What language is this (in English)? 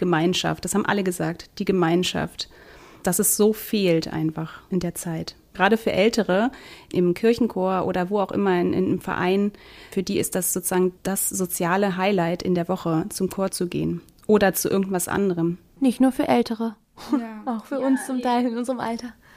German